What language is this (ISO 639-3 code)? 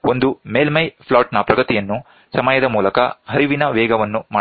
kan